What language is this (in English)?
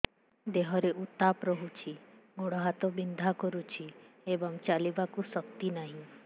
Odia